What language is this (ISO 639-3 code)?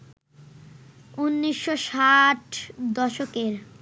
ben